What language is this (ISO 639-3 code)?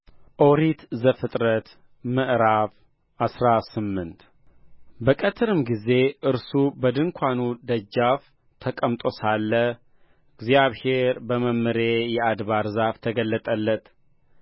amh